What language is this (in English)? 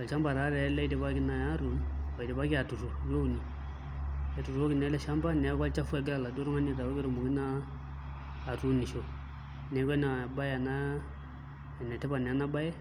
Masai